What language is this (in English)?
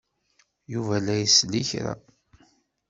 Kabyle